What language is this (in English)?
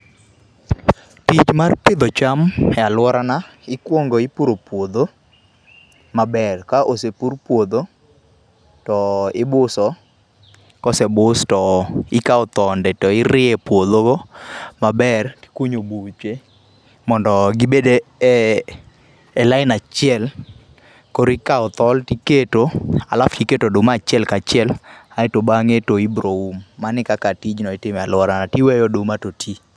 Luo (Kenya and Tanzania)